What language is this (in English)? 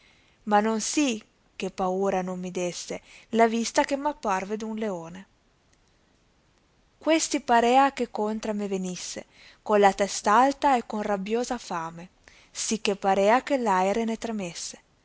Italian